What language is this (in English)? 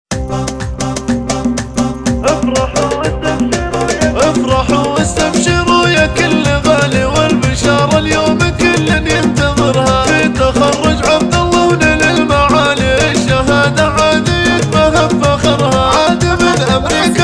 Arabic